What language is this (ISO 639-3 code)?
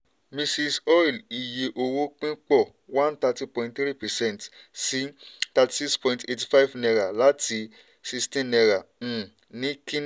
yor